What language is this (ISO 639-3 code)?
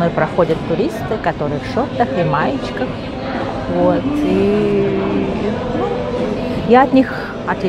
rus